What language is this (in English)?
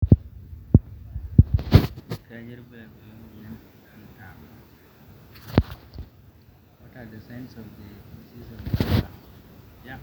Masai